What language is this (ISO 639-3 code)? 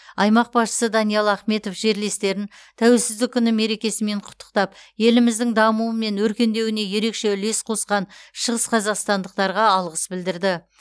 kaz